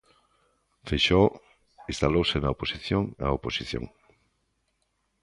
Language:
Galician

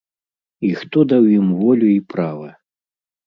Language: Belarusian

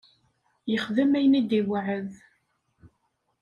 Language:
Kabyle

